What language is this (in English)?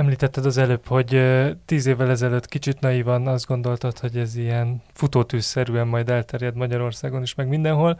Hungarian